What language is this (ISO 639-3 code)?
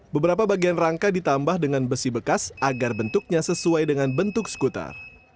ind